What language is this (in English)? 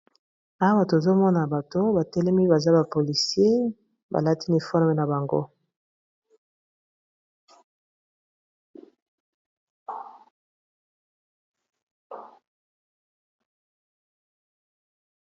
Lingala